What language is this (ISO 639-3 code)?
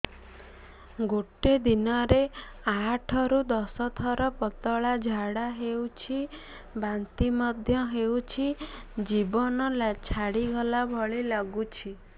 ori